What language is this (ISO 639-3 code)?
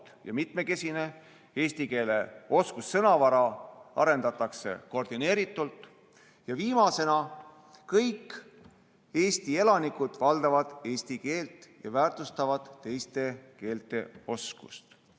est